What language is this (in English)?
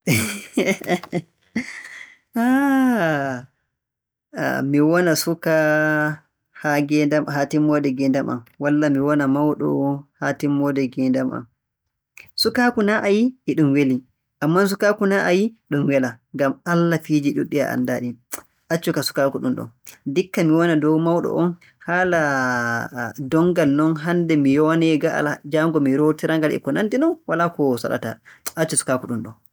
Borgu Fulfulde